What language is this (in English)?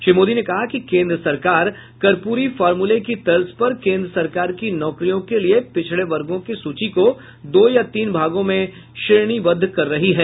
Hindi